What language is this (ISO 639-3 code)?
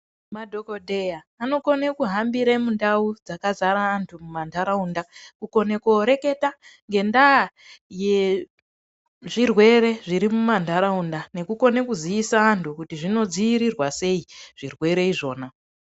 ndc